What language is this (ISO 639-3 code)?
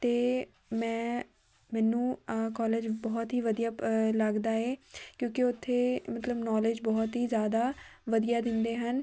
pan